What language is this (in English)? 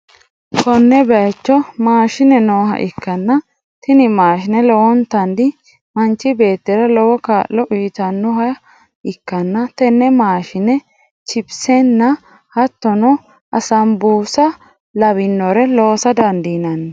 Sidamo